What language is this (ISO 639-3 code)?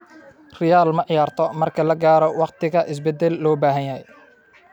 som